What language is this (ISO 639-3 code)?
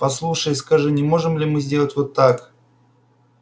rus